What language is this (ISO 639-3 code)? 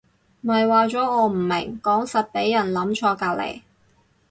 yue